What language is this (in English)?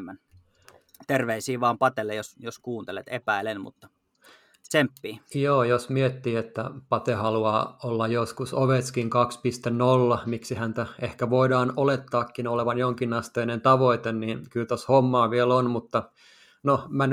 Finnish